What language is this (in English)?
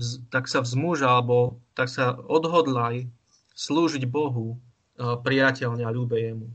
Slovak